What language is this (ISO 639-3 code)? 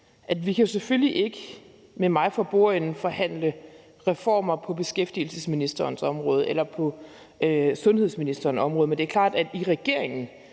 dan